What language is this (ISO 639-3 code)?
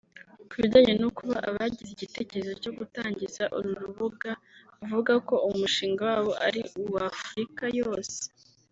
kin